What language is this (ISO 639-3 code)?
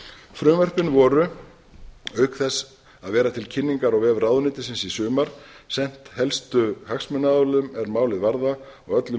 isl